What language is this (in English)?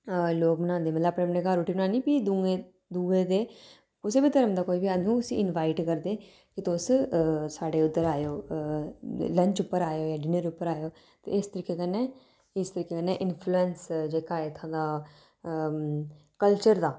Dogri